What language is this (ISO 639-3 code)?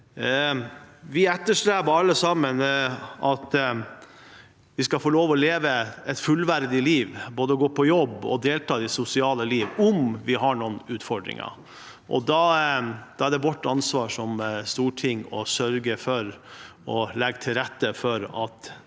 nor